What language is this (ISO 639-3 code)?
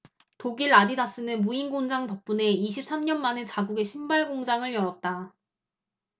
kor